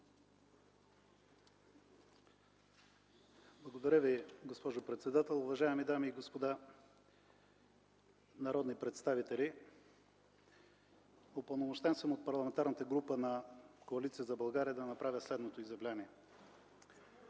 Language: Bulgarian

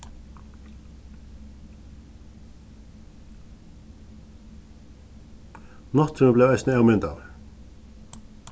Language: Faroese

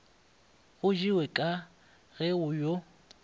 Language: Northern Sotho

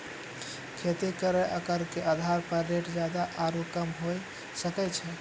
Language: Maithili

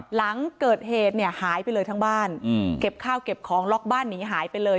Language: Thai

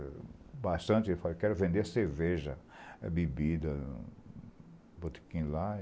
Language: Portuguese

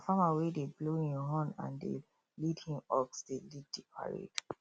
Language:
Nigerian Pidgin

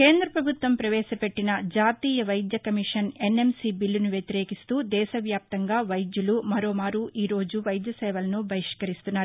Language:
Telugu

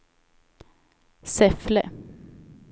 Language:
Swedish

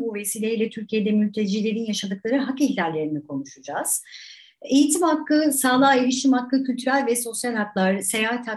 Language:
Turkish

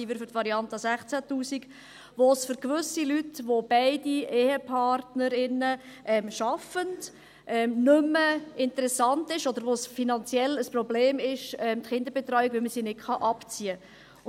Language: Swiss German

